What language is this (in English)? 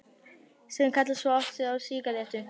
Icelandic